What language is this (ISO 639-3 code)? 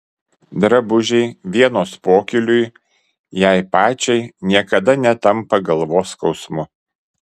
lit